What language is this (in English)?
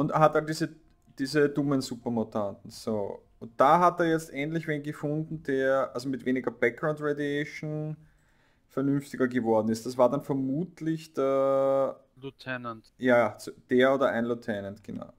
German